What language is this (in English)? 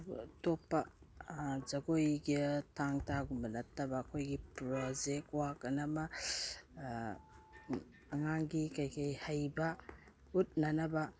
Manipuri